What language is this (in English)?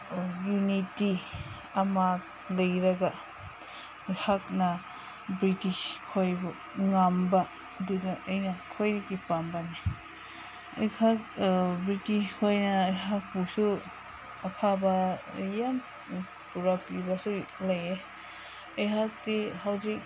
Manipuri